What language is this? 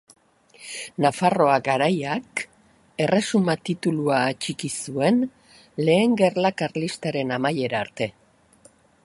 Basque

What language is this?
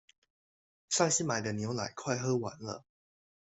Chinese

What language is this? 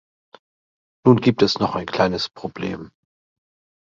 German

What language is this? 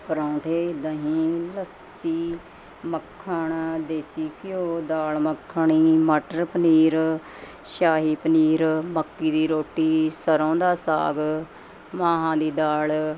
Punjabi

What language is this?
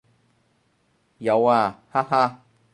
Cantonese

